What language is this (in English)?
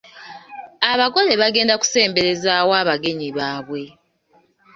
Ganda